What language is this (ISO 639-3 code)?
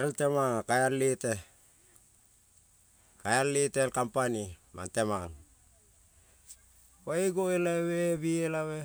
kol